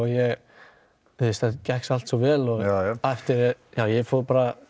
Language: Icelandic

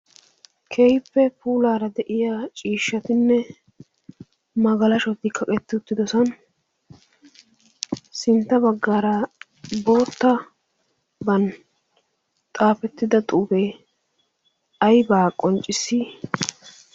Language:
Wolaytta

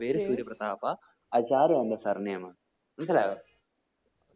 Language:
Malayalam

